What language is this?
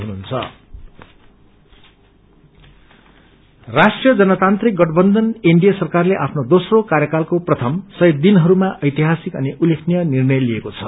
Nepali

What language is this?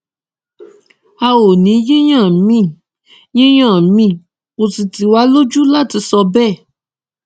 Yoruba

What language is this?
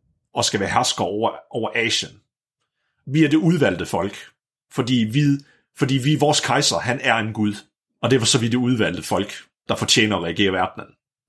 Danish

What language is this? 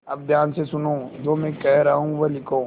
Hindi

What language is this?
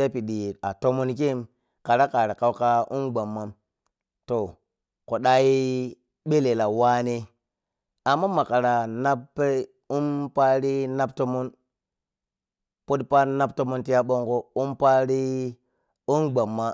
Piya-Kwonci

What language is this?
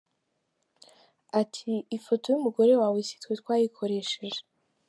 Kinyarwanda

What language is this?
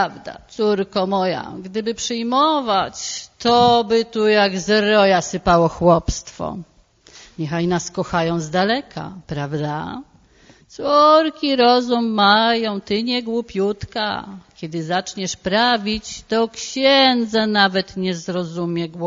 Polish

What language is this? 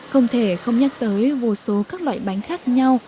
Vietnamese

